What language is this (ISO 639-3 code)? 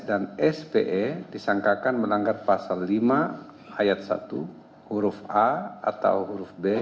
ind